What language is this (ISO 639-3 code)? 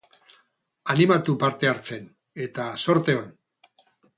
eus